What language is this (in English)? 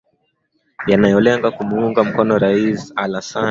Swahili